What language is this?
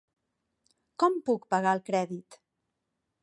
Catalan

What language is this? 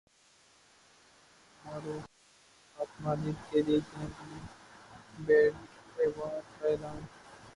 Urdu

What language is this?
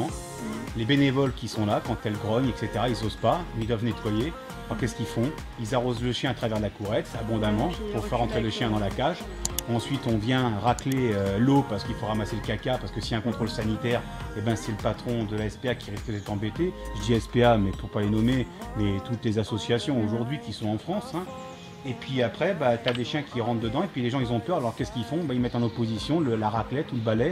French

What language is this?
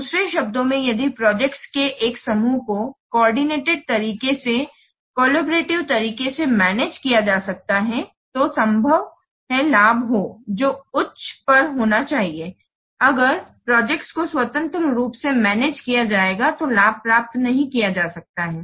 Hindi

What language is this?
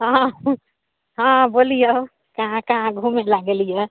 Maithili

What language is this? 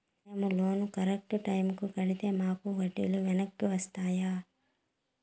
Telugu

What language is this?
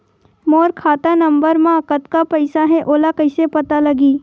Chhattisgarhi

